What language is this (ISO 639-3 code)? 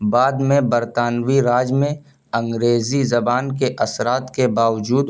urd